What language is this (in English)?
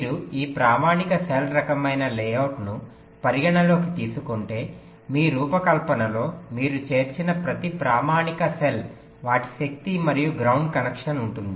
Telugu